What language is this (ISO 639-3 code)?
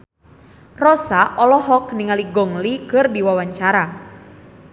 sun